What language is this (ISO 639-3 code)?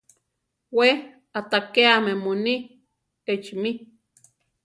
tar